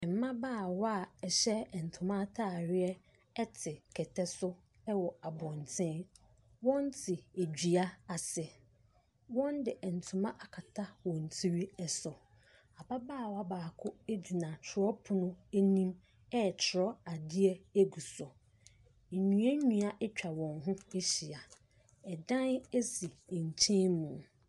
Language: Akan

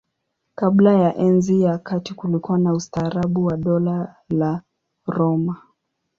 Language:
Swahili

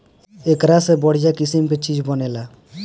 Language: Bhojpuri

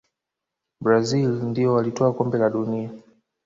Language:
Swahili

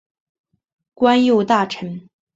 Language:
Chinese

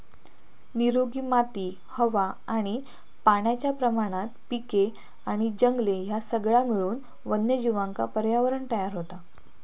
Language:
Marathi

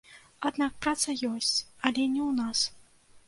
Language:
Belarusian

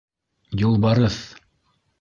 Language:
Bashkir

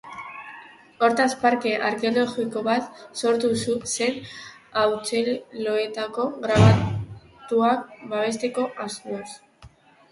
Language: Basque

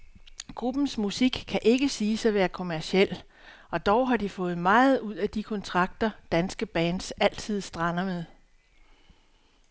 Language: Danish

